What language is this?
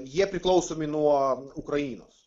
Lithuanian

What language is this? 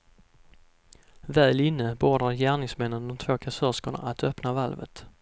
Swedish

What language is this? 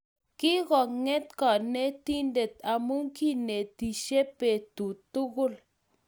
Kalenjin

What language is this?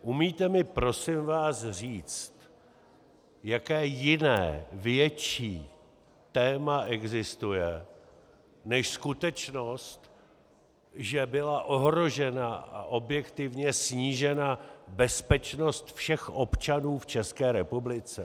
Czech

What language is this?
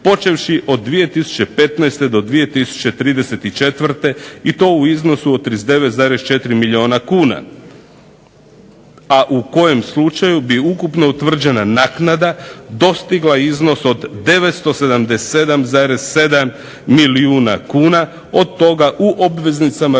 Croatian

